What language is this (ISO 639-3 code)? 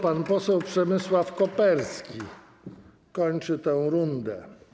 pol